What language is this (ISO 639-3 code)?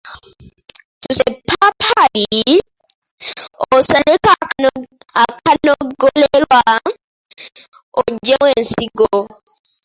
lug